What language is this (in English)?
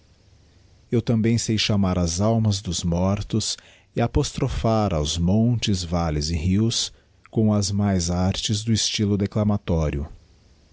Portuguese